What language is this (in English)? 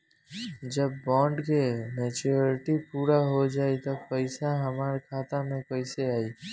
Bhojpuri